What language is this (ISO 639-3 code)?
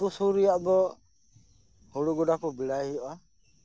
sat